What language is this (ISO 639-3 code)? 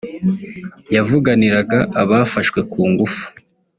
kin